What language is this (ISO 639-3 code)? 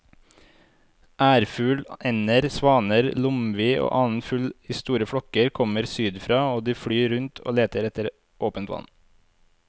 nor